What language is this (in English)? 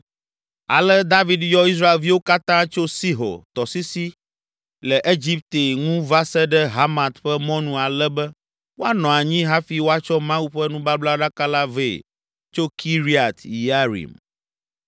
Ewe